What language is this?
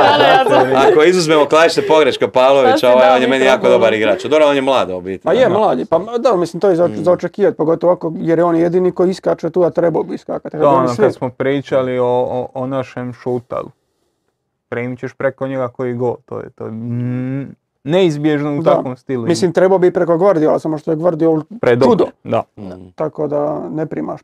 Croatian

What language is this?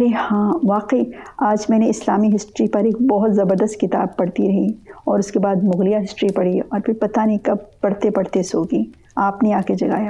Urdu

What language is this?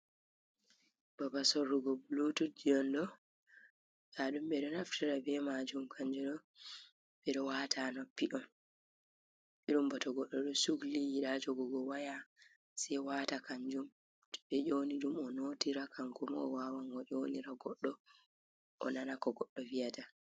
Fula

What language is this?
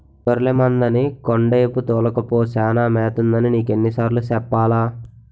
Telugu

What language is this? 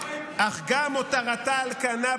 Hebrew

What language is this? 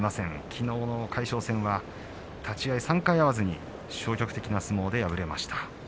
Japanese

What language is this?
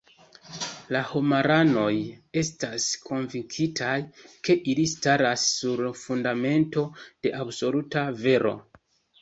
Esperanto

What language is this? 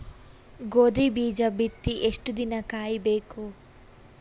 Kannada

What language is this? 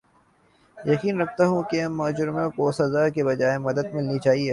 Urdu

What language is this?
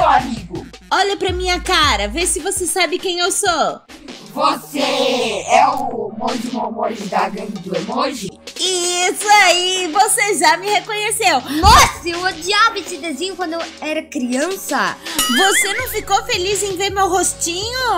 Portuguese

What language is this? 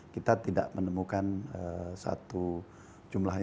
Indonesian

